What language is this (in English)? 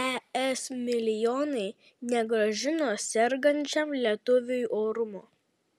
Lithuanian